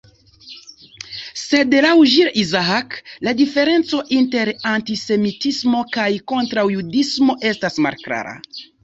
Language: Esperanto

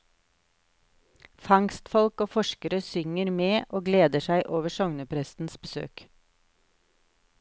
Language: Norwegian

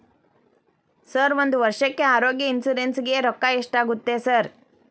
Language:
Kannada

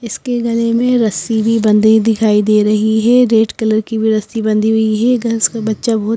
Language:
Hindi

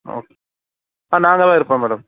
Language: Tamil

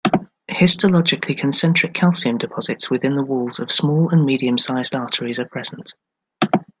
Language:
English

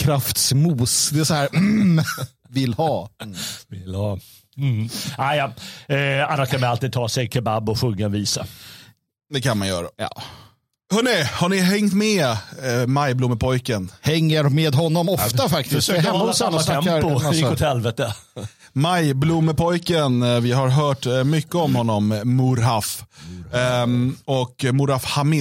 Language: Swedish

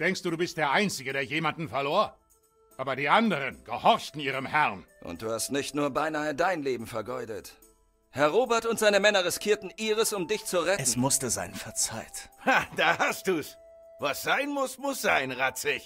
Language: German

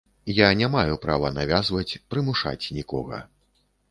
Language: Belarusian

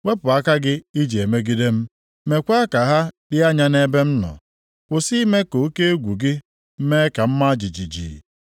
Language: Igbo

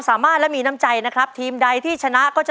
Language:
Thai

